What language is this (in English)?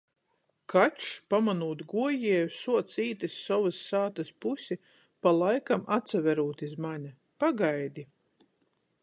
Latgalian